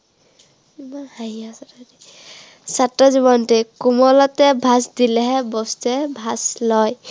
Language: Assamese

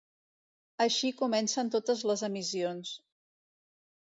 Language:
Catalan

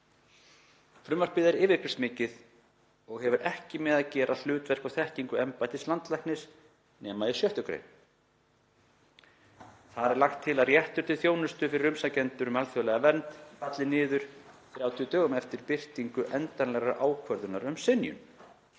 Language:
Icelandic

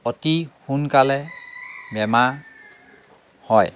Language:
Assamese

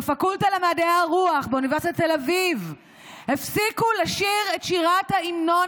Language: Hebrew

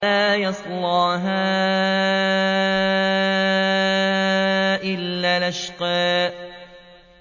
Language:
Arabic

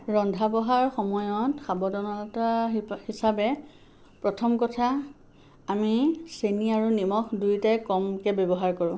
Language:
Assamese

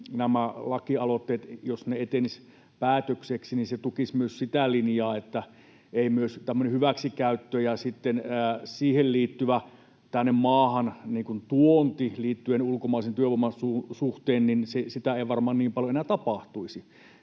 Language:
Finnish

